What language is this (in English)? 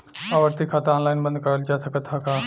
Bhojpuri